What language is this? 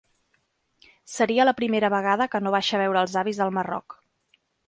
Catalan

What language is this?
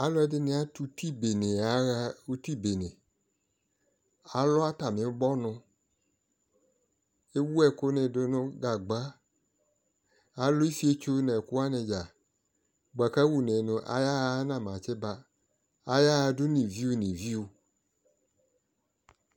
Ikposo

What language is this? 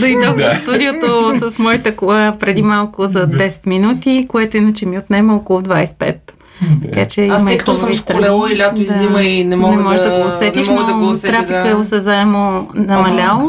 Bulgarian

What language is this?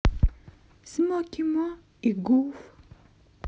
Russian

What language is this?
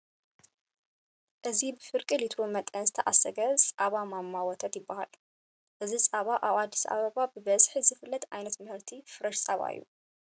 Tigrinya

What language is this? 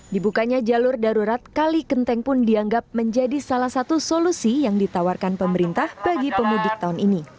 Indonesian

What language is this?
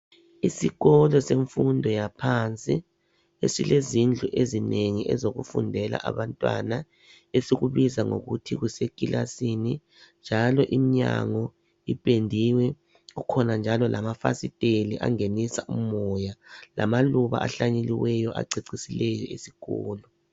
North Ndebele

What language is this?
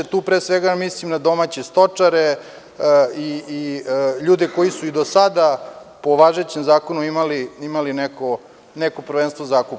Serbian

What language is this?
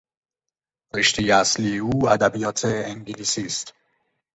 Persian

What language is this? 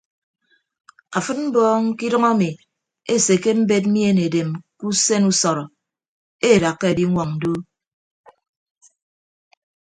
Ibibio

